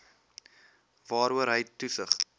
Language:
Afrikaans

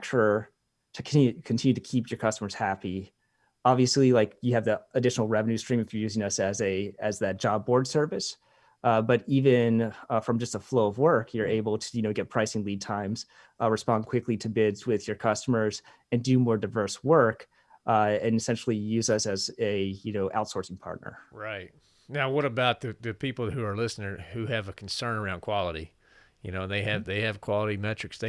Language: English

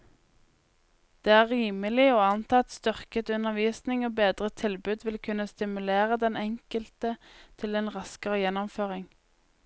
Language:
Norwegian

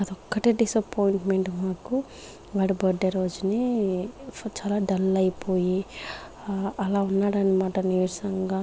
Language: Telugu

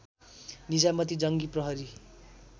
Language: Nepali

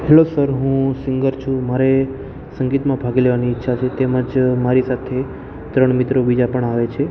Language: Gujarati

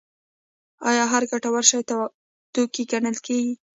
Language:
Pashto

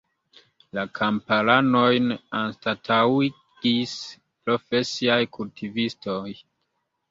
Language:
Esperanto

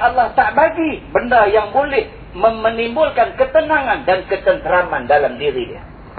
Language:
Malay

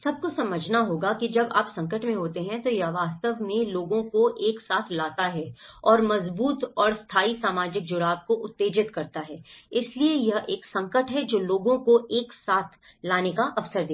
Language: Hindi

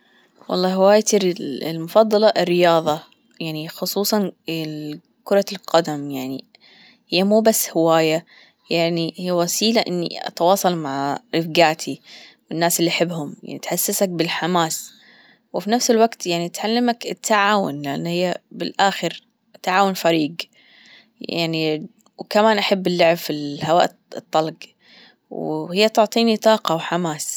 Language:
Gulf Arabic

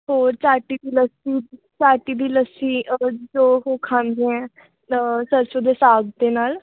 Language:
Punjabi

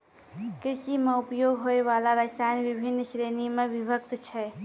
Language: Maithili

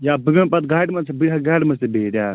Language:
Kashmiri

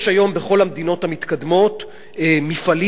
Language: Hebrew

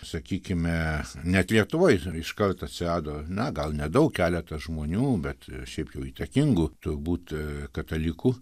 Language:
Lithuanian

